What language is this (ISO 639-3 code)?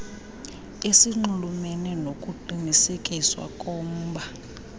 xho